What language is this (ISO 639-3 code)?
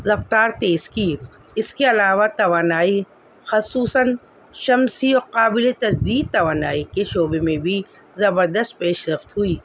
urd